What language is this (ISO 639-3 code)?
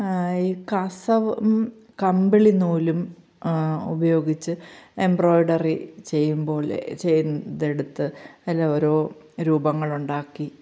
mal